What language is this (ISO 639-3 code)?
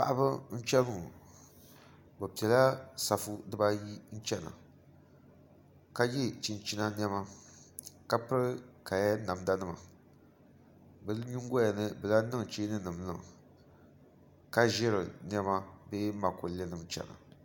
dag